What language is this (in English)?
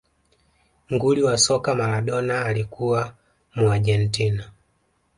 Swahili